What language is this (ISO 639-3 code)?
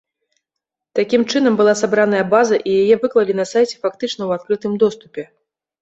bel